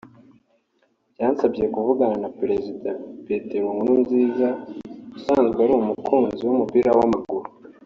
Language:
Kinyarwanda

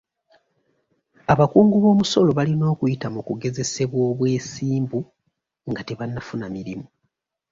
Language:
Ganda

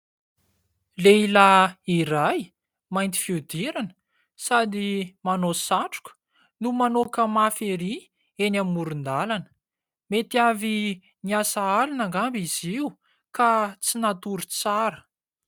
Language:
Malagasy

